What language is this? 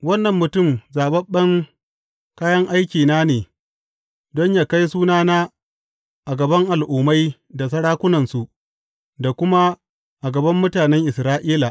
Hausa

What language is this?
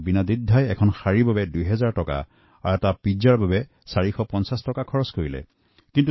Assamese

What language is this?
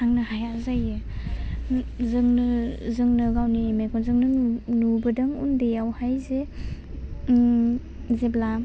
Bodo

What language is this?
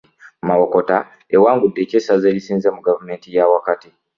Ganda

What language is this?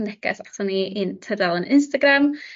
Welsh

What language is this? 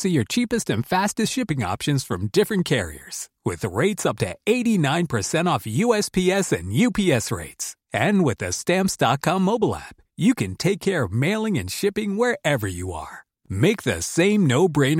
Swedish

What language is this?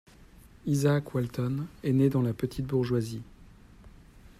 French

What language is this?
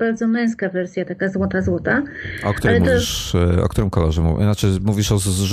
Polish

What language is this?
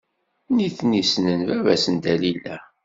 Kabyle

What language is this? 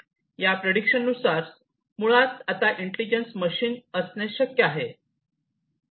Marathi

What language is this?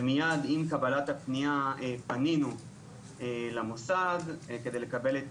Hebrew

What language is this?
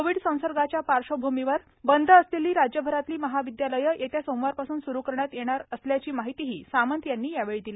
Marathi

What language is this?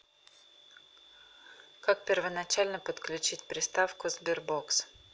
Russian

